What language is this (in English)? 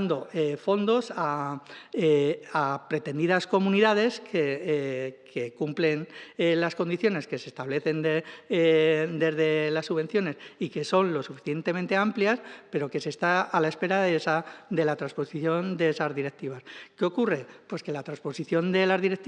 Spanish